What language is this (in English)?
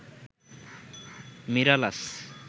Bangla